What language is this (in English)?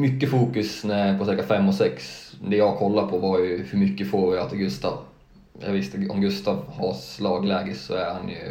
Swedish